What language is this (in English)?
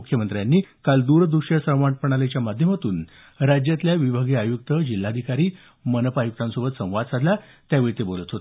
Marathi